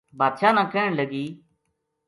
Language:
Gujari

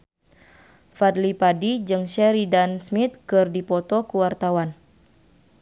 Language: Sundanese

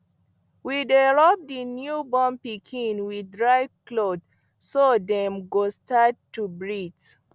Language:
Nigerian Pidgin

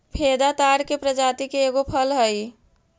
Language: Magahi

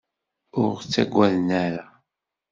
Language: Kabyle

